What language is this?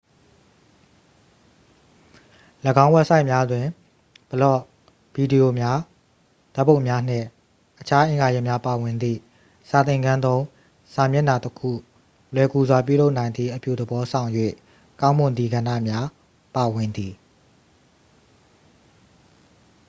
Burmese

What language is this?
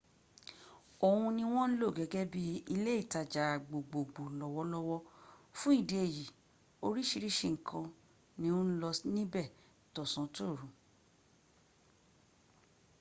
Yoruba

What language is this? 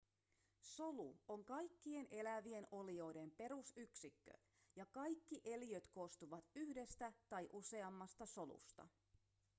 Finnish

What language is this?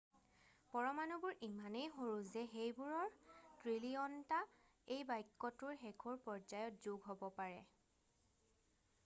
Assamese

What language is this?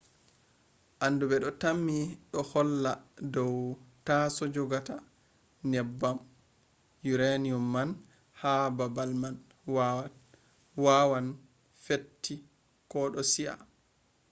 Fula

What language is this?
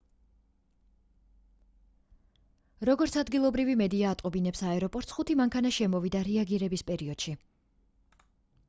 Georgian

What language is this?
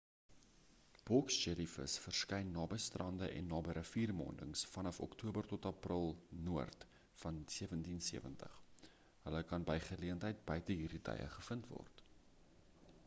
Afrikaans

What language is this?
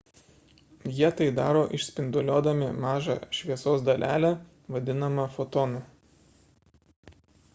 Lithuanian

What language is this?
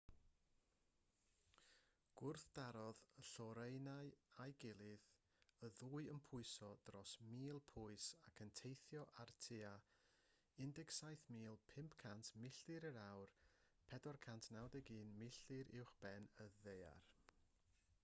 Welsh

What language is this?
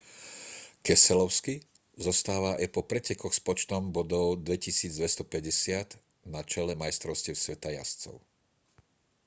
Slovak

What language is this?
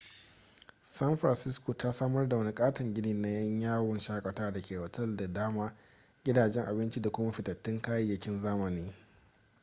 Hausa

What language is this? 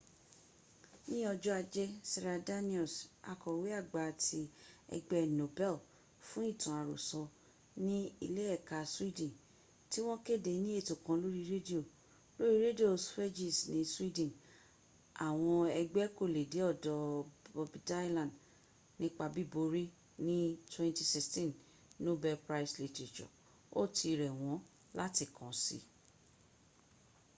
Yoruba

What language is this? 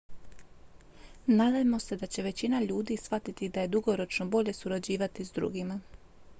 Croatian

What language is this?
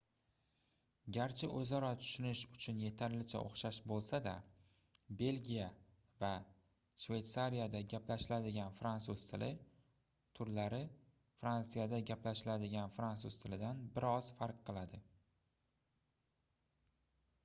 Uzbek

